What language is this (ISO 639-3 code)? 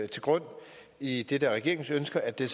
dan